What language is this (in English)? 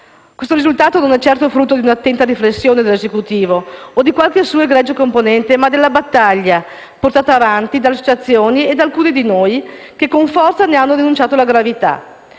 Italian